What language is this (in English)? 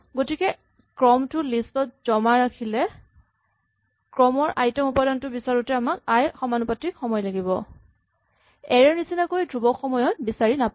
Assamese